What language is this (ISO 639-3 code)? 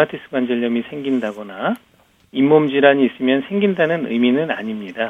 kor